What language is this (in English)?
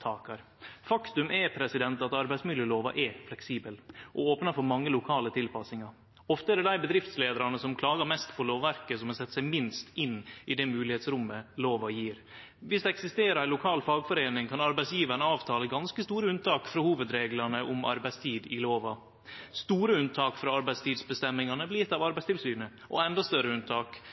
Norwegian Nynorsk